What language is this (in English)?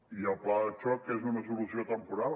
Catalan